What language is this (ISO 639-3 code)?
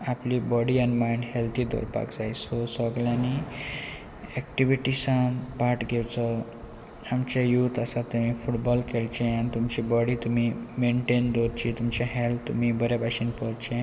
kok